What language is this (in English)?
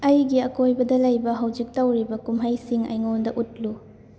Manipuri